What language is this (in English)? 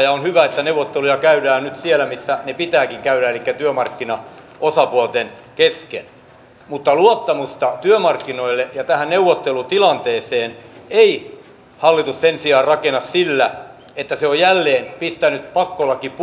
Finnish